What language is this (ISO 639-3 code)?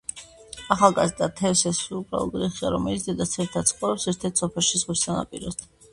kat